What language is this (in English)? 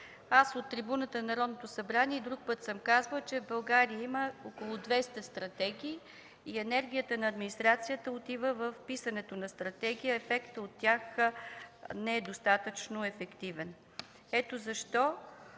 Bulgarian